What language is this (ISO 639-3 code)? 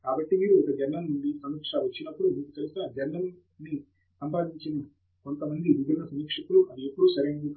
tel